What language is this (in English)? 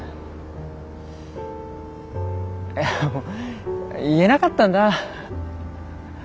Japanese